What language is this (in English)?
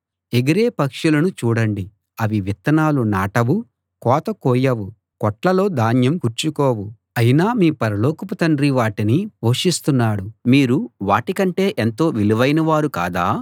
Telugu